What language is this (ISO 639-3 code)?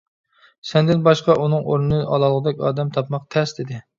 uig